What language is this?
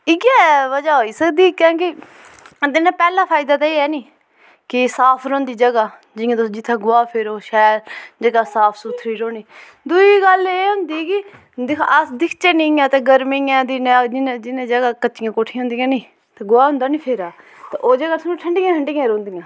Dogri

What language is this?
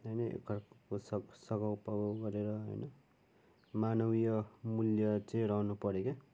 Nepali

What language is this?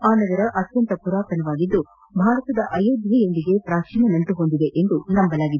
Kannada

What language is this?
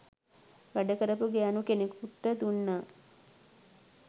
Sinhala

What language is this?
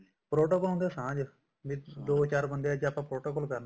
Punjabi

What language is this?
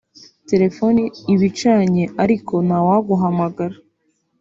Kinyarwanda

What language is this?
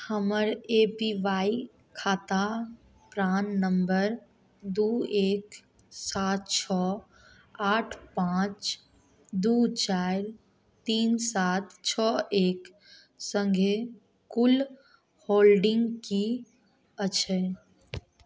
Maithili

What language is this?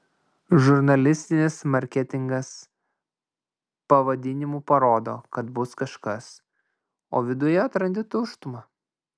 Lithuanian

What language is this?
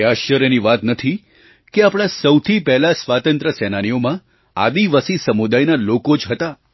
Gujarati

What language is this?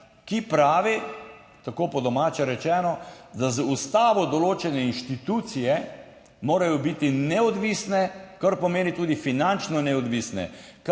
Slovenian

